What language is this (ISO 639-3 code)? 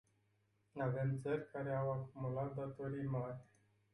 ron